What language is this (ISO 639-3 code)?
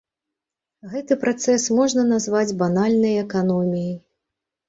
bel